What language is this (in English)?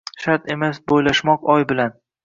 Uzbek